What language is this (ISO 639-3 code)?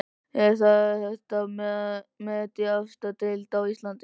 isl